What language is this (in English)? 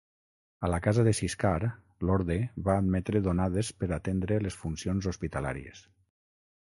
Catalan